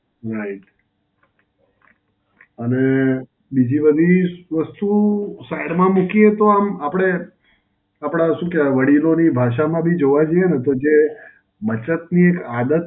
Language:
Gujarati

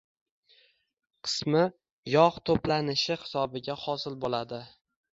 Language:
Uzbek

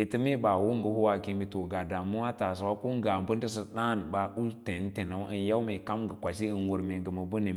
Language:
Lala-Roba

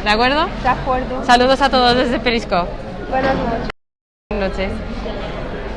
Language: Spanish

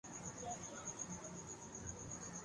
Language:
Urdu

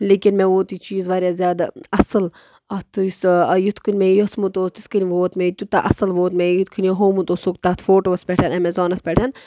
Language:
Kashmiri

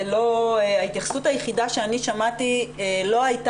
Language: Hebrew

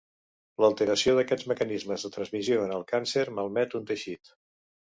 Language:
Catalan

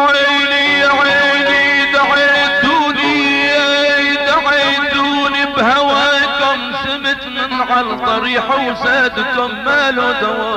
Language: Arabic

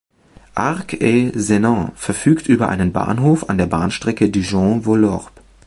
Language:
German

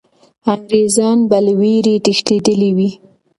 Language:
Pashto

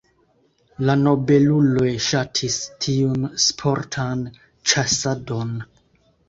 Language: Esperanto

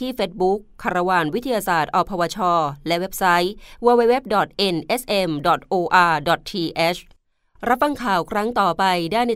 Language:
Thai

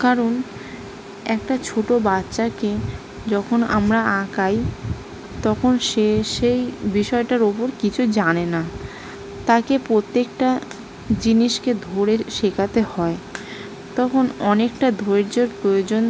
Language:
Bangla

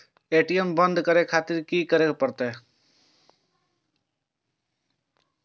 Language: Maithili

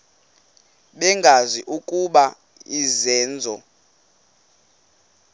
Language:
Xhosa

